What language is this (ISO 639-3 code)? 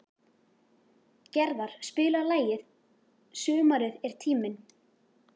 isl